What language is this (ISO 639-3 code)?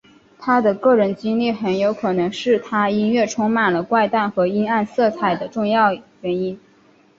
zho